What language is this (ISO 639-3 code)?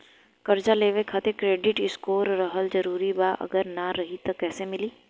bho